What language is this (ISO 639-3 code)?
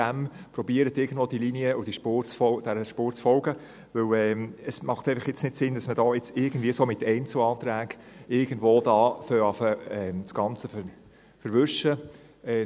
gsw